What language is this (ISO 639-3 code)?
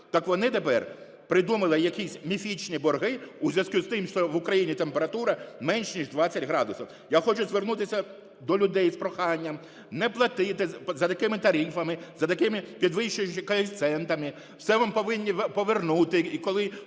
ukr